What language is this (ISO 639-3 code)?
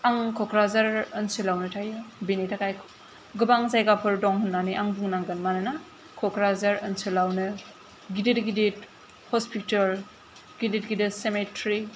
brx